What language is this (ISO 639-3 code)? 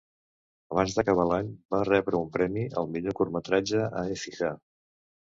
cat